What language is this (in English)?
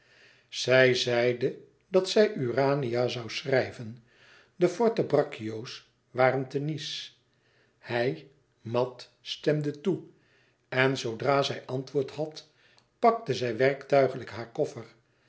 Dutch